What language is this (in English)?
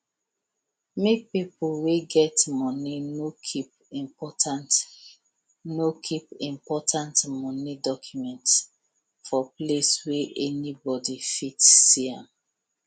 Nigerian Pidgin